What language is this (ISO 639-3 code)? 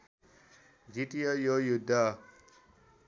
nep